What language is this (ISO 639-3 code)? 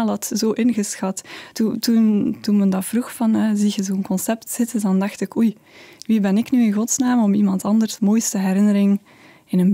nld